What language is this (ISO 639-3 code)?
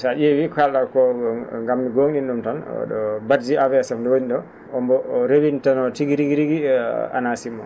ful